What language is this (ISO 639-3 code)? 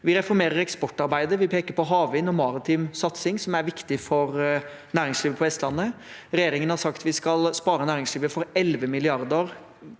nor